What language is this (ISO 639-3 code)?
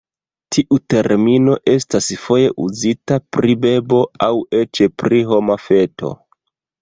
epo